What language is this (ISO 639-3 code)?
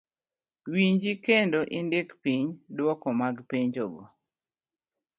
luo